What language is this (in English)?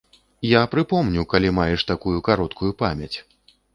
Belarusian